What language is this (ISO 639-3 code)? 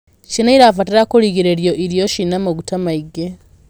kik